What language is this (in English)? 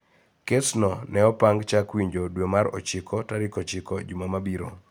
Luo (Kenya and Tanzania)